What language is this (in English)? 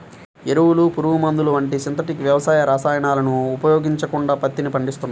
Telugu